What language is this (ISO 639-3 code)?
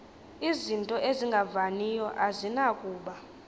xho